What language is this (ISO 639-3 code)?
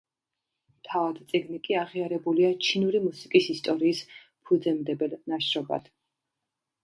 kat